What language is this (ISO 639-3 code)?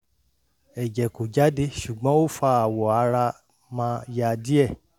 yor